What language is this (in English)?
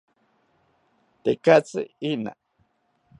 South Ucayali Ashéninka